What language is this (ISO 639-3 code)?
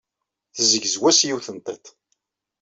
kab